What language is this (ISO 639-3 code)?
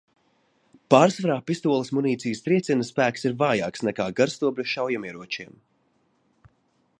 lav